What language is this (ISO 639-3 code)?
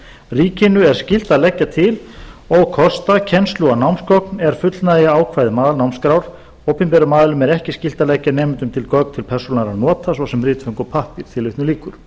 isl